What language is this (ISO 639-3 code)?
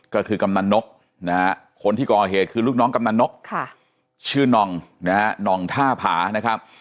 tha